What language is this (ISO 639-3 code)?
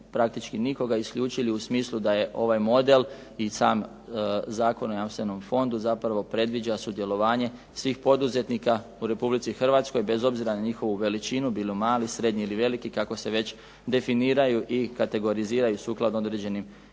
hrv